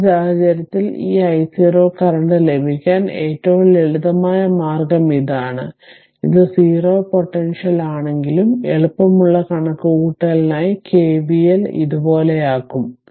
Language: Malayalam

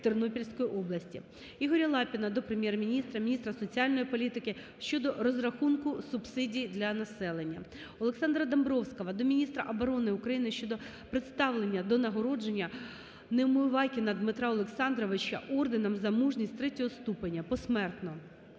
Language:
Ukrainian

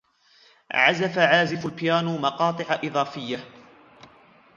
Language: Arabic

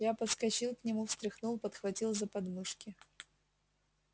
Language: Russian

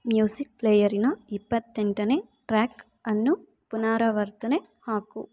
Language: Kannada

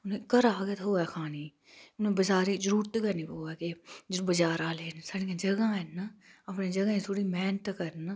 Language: Dogri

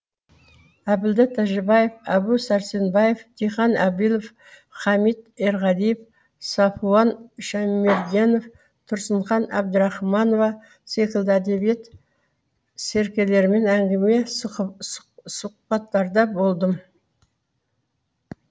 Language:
Kazakh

